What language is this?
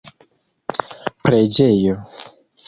Esperanto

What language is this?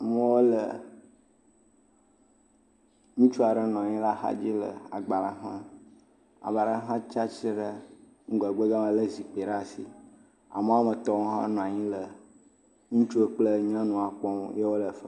Ewe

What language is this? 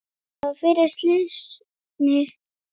Icelandic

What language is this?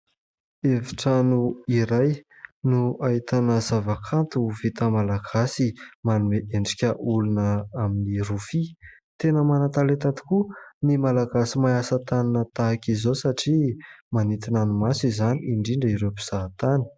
Malagasy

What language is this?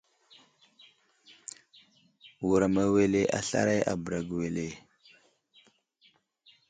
Wuzlam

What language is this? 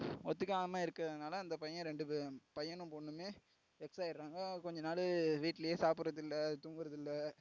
Tamil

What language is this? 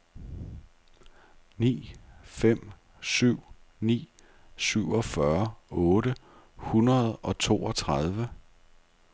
Danish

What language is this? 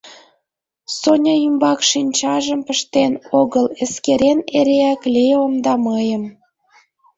Mari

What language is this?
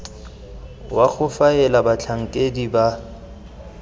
Tswana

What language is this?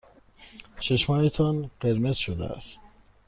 Persian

